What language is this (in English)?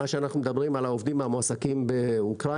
Hebrew